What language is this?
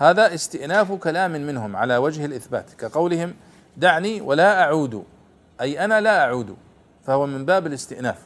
Arabic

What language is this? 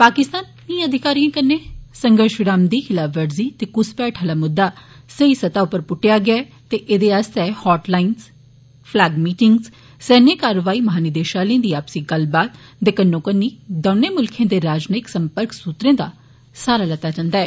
Dogri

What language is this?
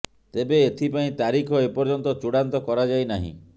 Odia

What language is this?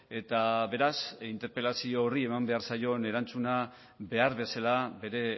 Basque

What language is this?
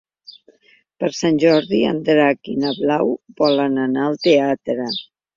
Catalan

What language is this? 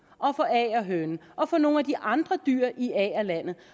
Danish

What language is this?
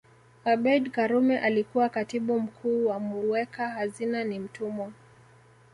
Swahili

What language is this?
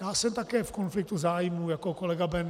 Czech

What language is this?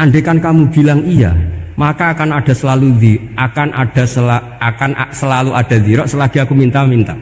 Indonesian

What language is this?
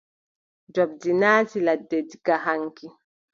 Adamawa Fulfulde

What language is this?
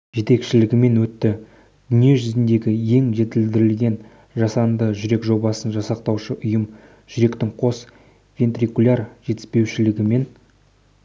Kazakh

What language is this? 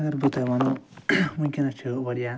Kashmiri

